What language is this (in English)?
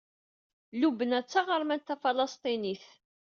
Kabyle